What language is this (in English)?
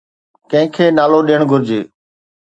Sindhi